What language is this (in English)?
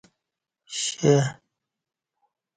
Kati